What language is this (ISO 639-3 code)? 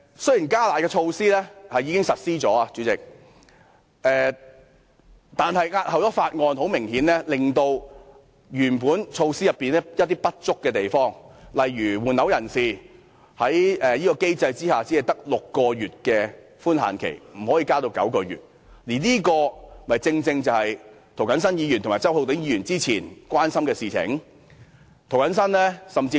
yue